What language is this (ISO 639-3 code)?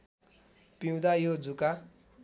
nep